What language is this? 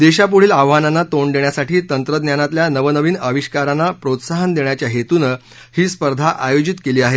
Marathi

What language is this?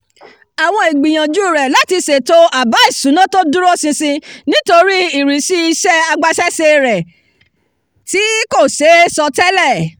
Yoruba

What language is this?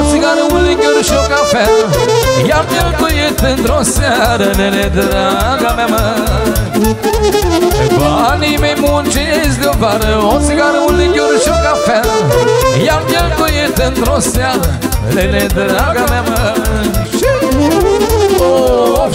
Romanian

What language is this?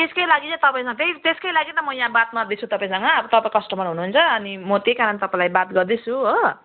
Nepali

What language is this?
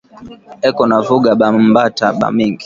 Swahili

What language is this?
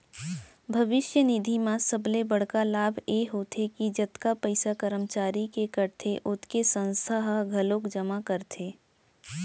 Chhattisgarhi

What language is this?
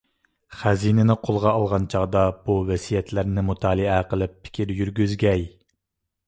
Uyghur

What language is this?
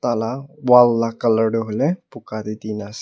Naga Pidgin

